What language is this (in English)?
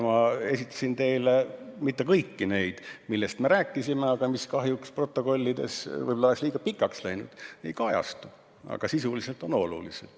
Estonian